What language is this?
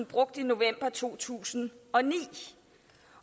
Danish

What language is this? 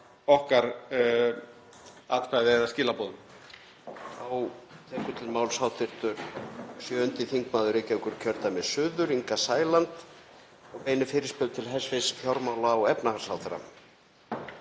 Icelandic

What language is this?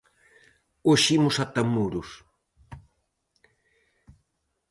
Galician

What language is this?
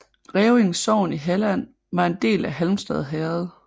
Danish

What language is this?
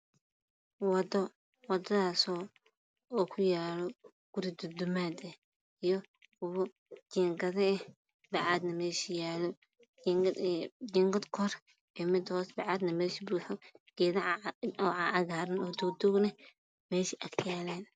Somali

